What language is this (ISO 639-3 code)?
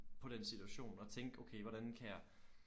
dan